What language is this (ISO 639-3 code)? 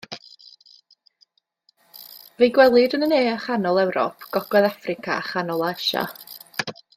cym